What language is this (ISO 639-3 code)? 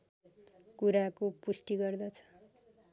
nep